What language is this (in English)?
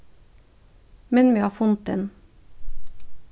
Faroese